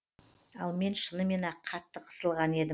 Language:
Kazakh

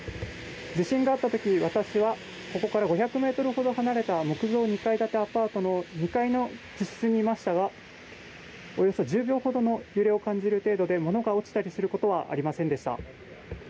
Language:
Japanese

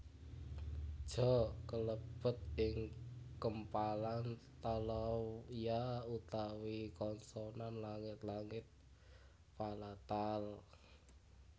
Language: Javanese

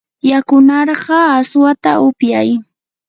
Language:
Yanahuanca Pasco Quechua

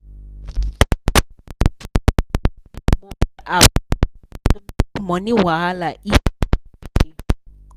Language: Nigerian Pidgin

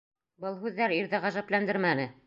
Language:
Bashkir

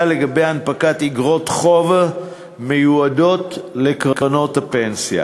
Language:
Hebrew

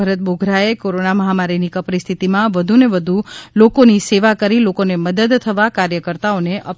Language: Gujarati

